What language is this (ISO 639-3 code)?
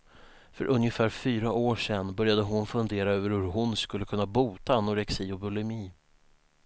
swe